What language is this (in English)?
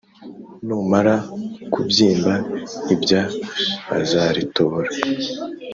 Kinyarwanda